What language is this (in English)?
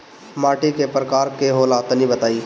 Bhojpuri